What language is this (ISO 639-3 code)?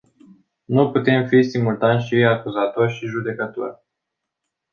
ron